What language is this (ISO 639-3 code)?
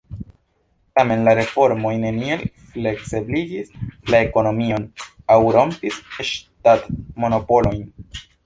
epo